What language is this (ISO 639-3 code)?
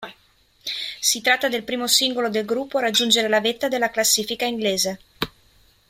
ita